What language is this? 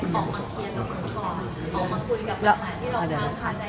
Thai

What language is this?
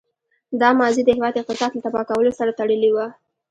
Pashto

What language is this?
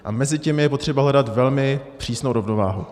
Czech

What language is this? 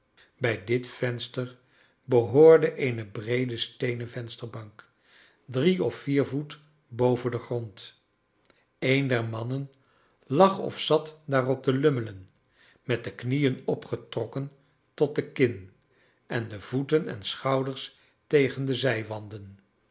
Dutch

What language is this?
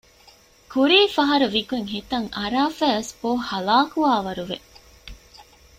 Divehi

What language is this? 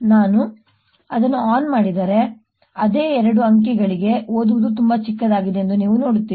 Kannada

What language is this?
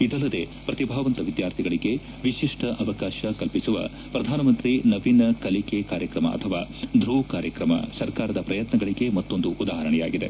Kannada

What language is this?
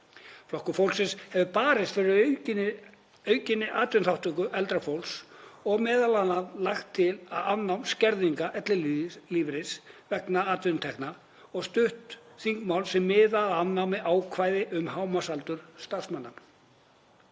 Icelandic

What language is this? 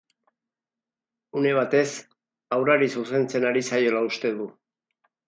Basque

